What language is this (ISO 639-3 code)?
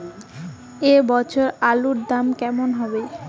ben